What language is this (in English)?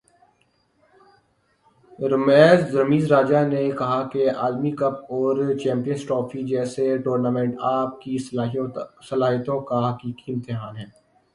Urdu